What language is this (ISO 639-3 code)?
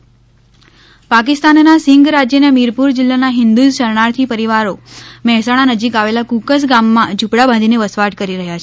guj